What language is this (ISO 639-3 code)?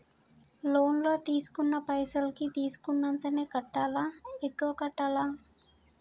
tel